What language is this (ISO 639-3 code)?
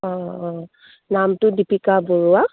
asm